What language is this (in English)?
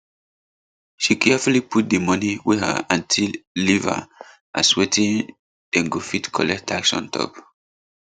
Nigerian Pidgin